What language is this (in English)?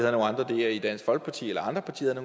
Danish